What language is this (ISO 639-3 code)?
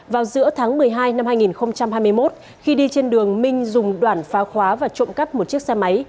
vie